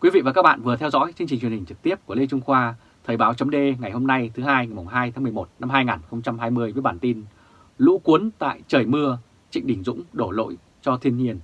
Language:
Vietnamese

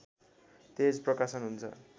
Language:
Nepali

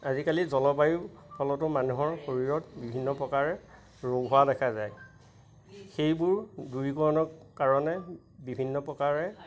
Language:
Assamese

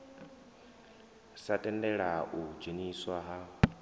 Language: Venda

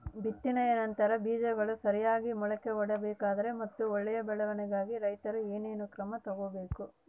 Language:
Kannada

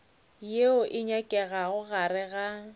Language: Northern Sotho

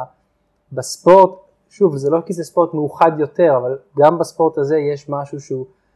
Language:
Hebrew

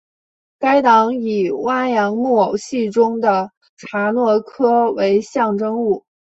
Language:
Chinese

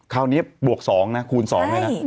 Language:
Thai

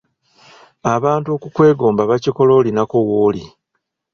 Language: Ganda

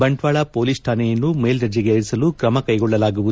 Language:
Kannada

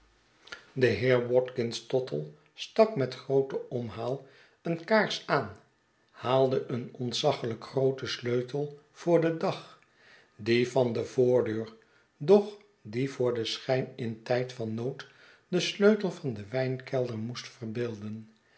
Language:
Dutch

